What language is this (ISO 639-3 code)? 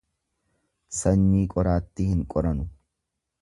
orm